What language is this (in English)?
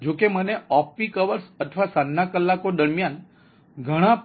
Gujarati